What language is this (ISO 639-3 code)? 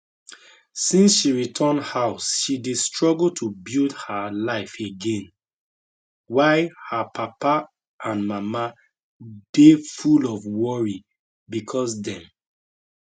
pcm